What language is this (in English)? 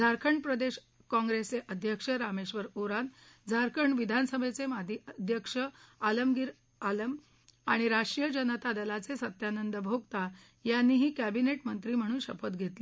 Marathi